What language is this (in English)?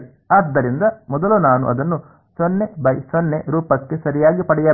Kannada